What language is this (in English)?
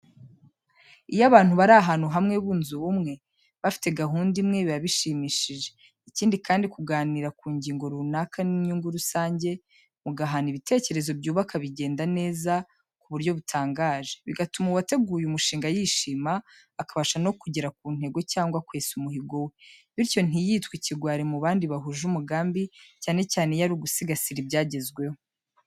Kinyarwanda